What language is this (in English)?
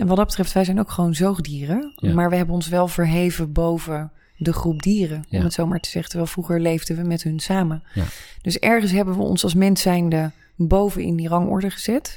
Dutch